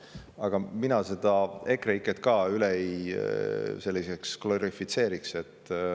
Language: Estonian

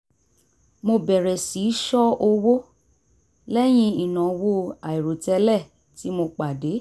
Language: Yoruba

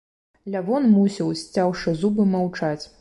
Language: Belarusian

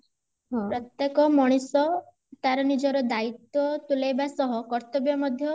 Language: Odia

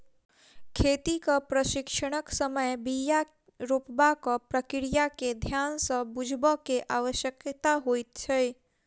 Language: Maithili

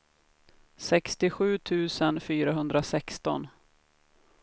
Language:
Swedish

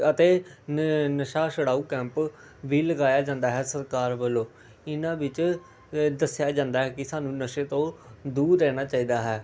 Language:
Punjabi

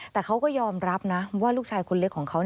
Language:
Thai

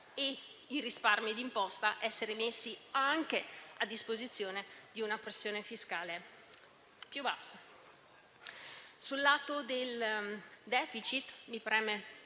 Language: Italian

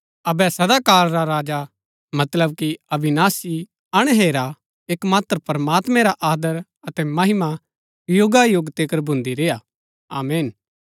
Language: Gaddi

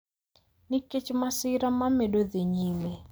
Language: Luo (Kenya and Tanzania)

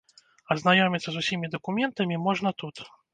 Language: Belarusian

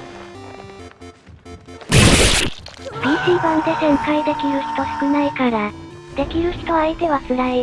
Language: Japanese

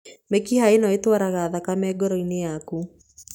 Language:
Kikuyu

